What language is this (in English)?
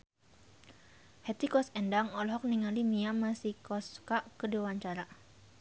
Sundanese